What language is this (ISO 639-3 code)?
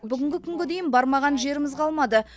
kaz